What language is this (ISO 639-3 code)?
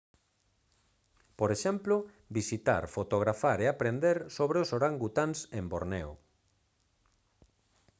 glg